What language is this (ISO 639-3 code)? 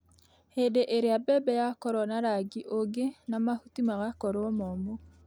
kik